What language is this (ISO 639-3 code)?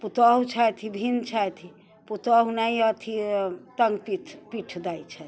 mai